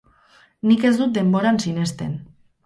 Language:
Basque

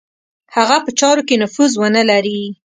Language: Pashto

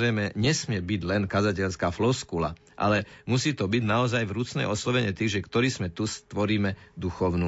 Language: Slovak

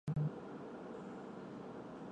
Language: Chinese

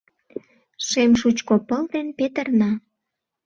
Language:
Mari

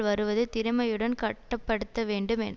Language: Tamil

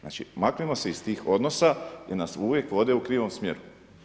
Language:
Croatian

